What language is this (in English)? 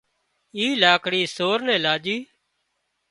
Wadiyara Koli